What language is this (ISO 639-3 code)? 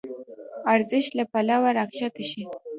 pus